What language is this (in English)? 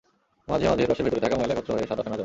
Bangla